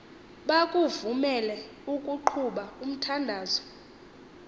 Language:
Xhosa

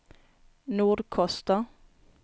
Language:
Swedish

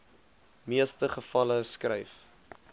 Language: Afrikaans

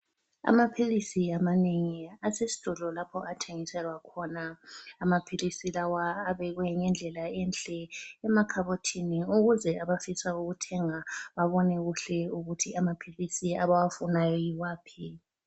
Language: North Ndebele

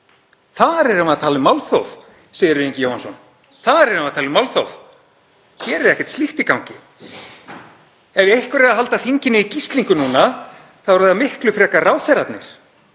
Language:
Icelandic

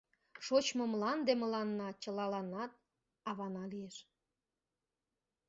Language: Mari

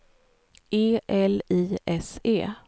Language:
Swedish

